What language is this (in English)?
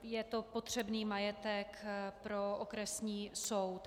Czech